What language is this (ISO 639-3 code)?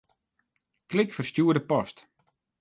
fry